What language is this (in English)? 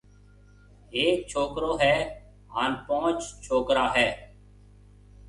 Marwari (Pakistan)